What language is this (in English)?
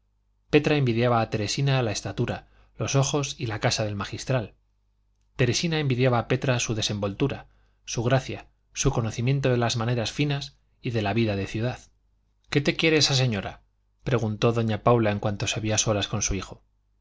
Spanish